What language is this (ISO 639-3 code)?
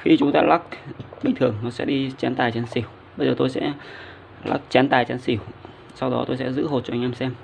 vie